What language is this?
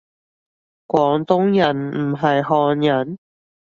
Cantonese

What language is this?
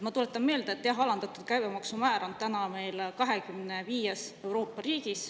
Estonian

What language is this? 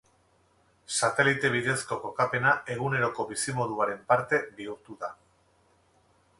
Basque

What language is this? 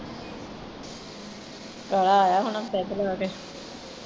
Punjabi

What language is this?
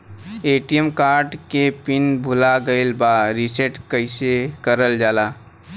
Bhojpuri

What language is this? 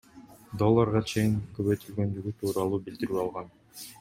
Kyrgyz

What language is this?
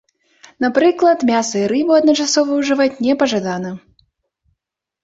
Belarusian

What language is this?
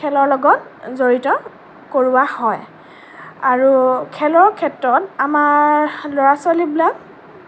Assamese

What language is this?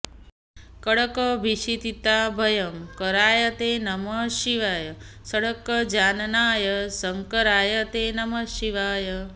Sanskrit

